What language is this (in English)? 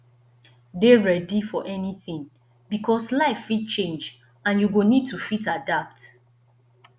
Nigerian Pidgin